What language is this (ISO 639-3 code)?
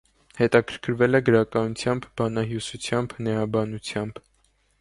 hye